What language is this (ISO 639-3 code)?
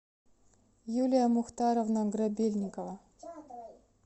rus